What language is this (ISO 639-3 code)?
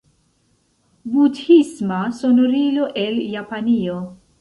epo